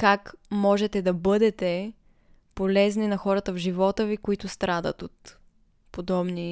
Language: Bulgarian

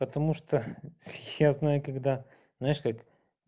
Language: Russian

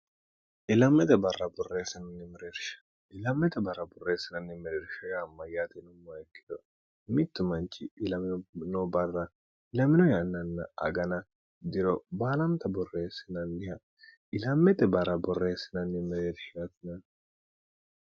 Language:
Sidamo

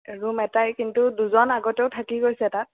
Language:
Assamese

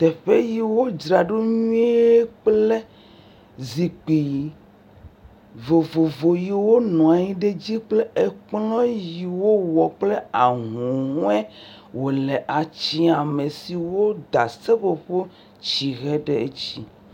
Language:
Ewe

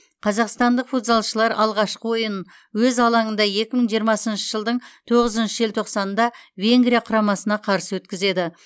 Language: Kazakh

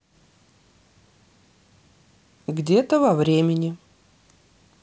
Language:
Russian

